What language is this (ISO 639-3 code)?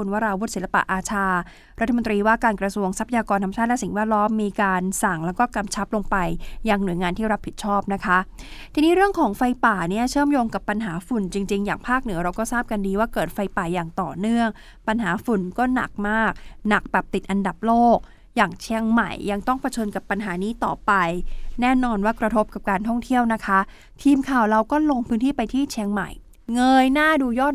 tha